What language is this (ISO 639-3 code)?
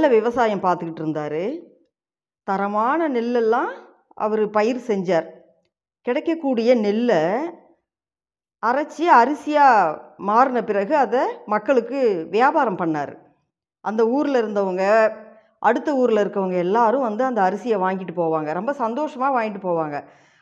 tam